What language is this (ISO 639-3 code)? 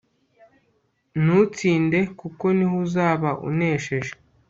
kin